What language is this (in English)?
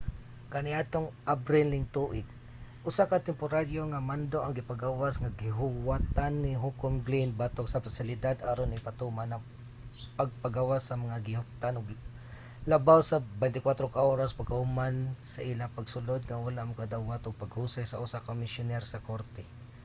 Cebuano